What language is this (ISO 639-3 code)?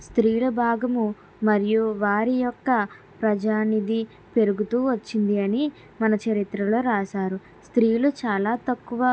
tel